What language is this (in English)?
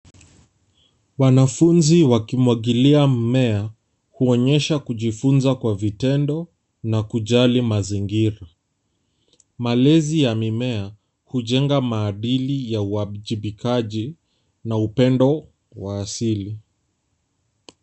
Swahili